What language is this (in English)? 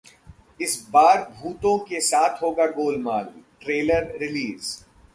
Hindi